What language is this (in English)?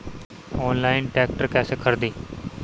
Bhojpuri